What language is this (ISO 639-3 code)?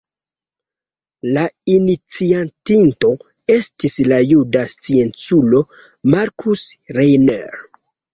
epo